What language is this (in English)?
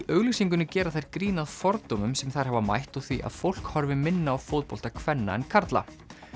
Icelandic